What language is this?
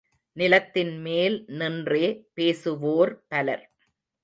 Tamil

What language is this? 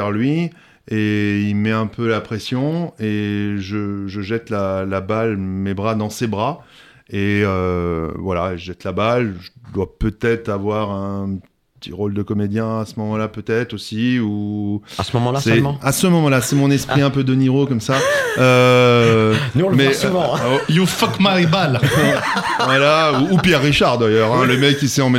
French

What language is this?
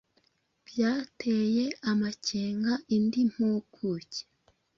Kinyarwanda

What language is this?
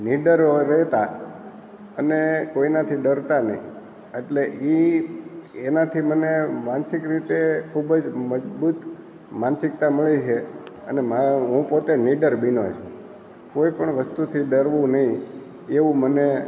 Gujarati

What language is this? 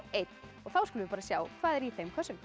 Icelandic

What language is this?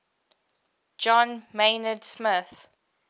English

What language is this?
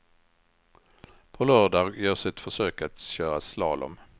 Swedish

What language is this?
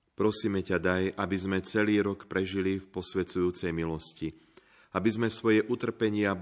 Slovak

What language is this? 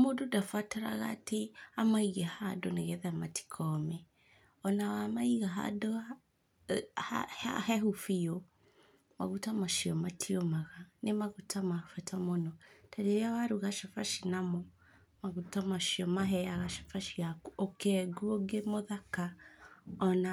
Kikuyu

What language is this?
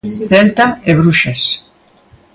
Galician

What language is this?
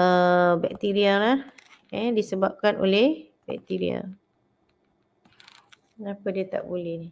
Malay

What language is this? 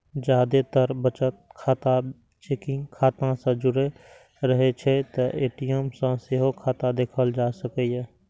Maithili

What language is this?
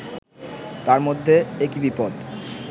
Bangla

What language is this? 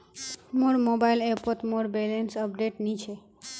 Magahi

